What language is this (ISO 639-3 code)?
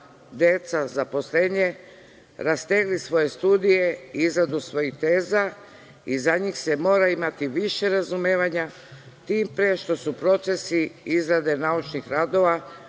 srp